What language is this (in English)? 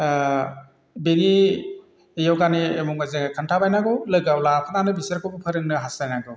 Bodo